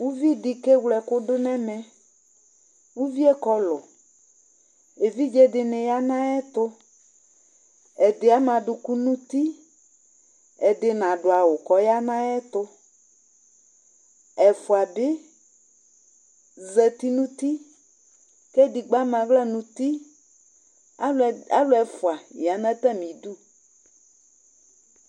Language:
Ikposo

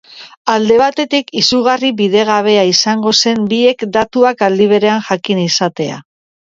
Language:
Basque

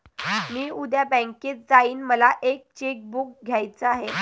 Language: Marathi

